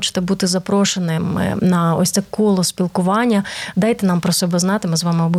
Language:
Ukrainian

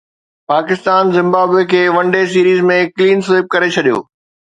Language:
Sindhi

